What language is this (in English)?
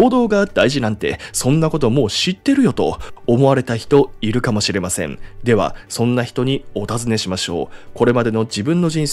Japanese